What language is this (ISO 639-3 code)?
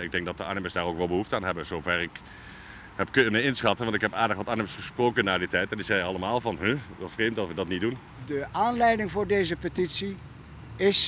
nld